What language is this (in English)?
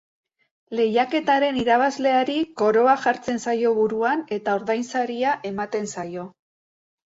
Basque